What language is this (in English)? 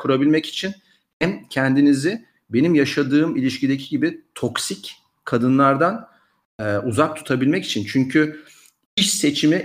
Turkish